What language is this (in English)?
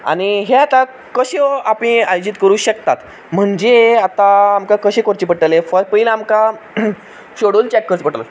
Konkani